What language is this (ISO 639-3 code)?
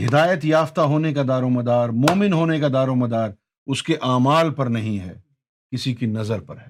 urd